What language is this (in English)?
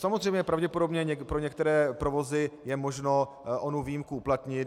Czech